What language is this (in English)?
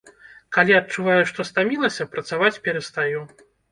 Belarusian